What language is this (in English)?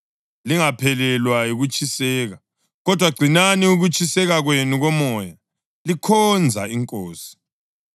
North Ndebele